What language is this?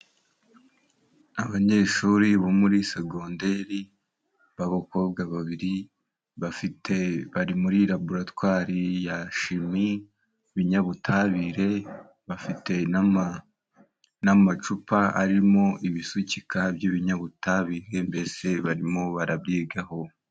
Kinyarwanda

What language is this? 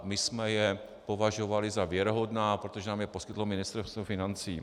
Czech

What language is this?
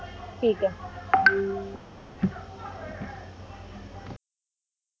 Punjabi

